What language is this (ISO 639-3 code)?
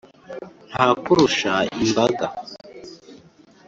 kin